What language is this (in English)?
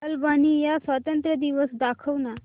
Marathi